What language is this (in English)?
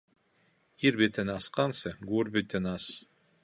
Bashkir